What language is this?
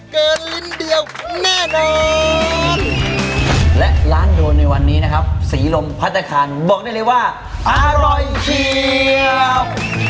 Thai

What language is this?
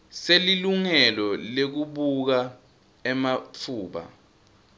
Swati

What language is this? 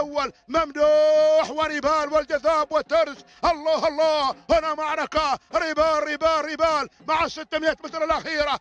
Arabic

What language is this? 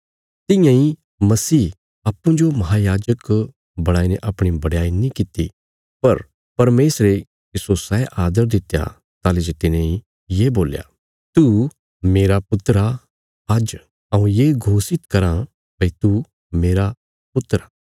Bilaspuri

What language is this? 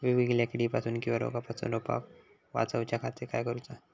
Marathi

